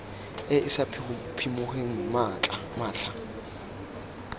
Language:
Tswana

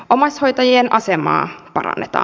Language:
Finnish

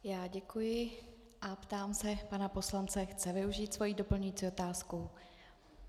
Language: Czech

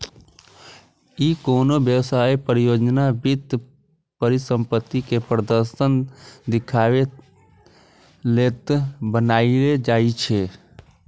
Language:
Maithili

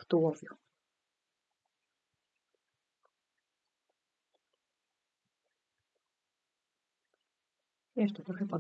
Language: Polish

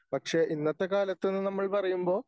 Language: Malayalam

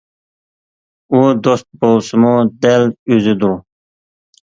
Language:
Uyghur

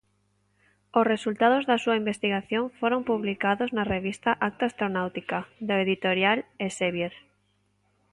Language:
Galician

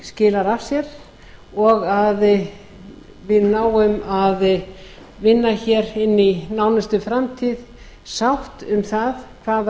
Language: Icelandic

